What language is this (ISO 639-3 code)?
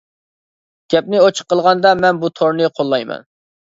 uig